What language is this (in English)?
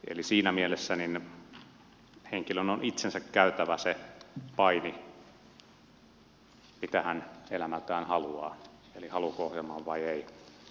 Finnish